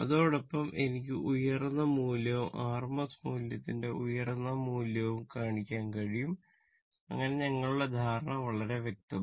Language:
Malayalam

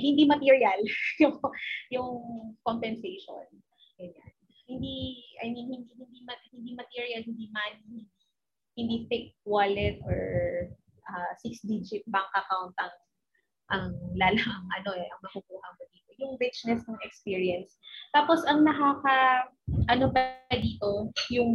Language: Filipino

